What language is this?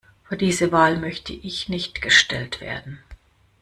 German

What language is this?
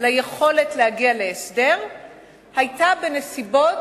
Hebrew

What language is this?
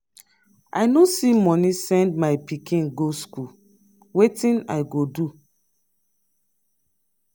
Nigerian Pidgin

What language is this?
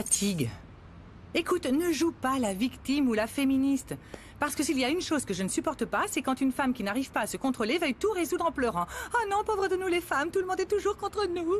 French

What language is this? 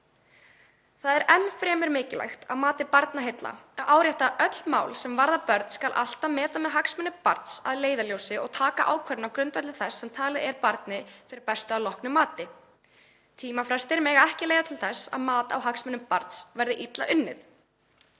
Icelandic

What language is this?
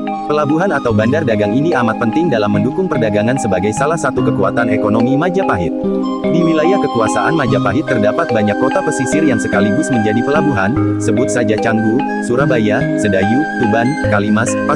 Indonesian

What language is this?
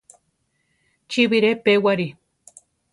Central Tarahumara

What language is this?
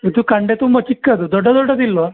Kannada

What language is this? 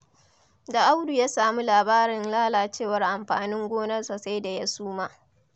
Hausa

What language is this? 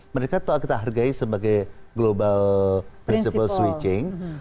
Indonesian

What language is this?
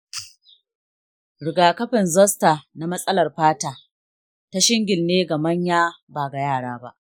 Hausa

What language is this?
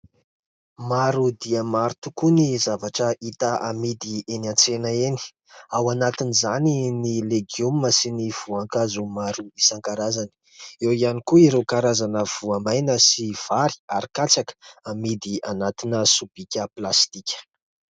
Malagasy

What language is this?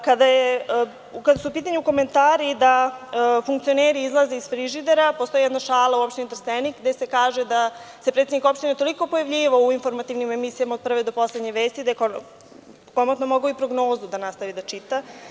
Serbian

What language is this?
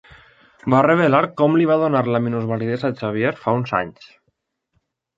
Catalan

